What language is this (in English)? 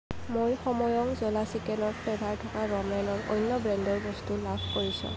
Assamese